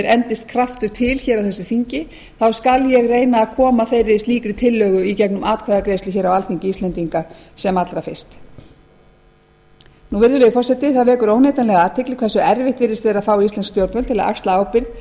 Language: Icelandic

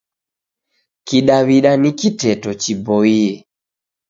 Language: Taita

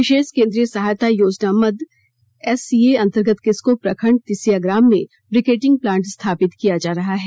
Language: Hindi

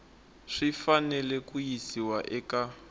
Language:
Tsonga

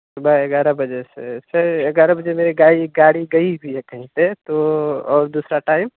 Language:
Urdu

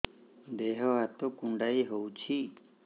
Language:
Odia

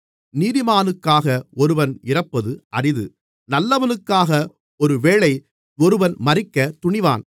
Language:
Tamil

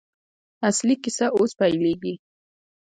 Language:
Pashto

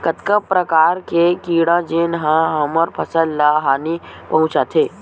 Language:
Chhattisgarhi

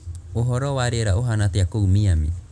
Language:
Kikuyu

